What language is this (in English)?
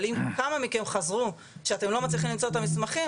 Hebrew